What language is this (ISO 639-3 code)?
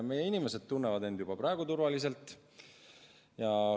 est